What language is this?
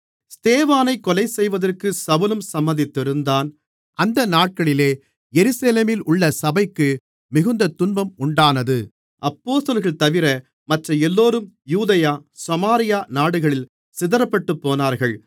Tamil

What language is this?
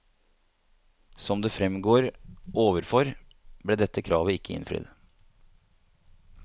Norwegian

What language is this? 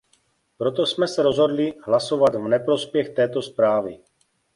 Czech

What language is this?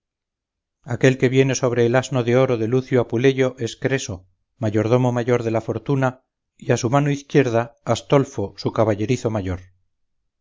Spanish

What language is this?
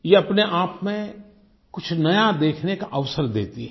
Hindi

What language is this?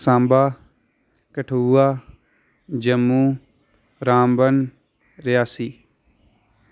Dogri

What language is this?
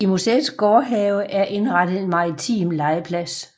Danish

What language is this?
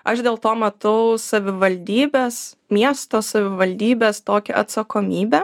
Lithuanian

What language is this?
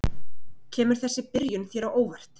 Icelandic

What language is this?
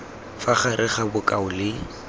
Tswana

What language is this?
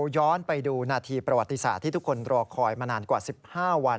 Thai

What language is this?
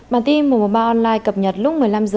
Vietnamese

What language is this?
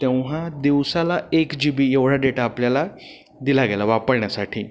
Marathi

